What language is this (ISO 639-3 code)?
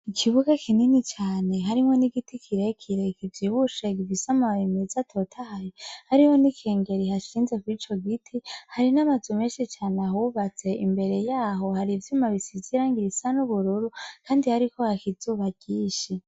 run